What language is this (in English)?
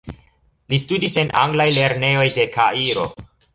Esperanto